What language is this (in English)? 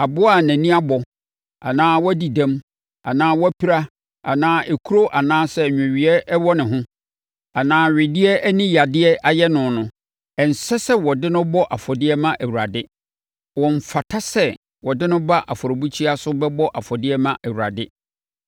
Akan